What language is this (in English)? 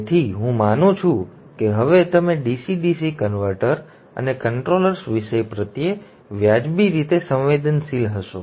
Gujarati